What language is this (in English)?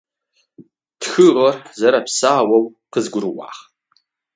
Adyghe